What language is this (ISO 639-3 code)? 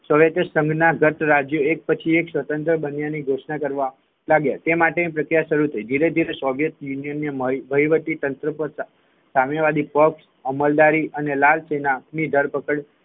guj